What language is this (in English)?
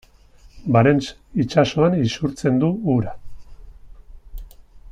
Basque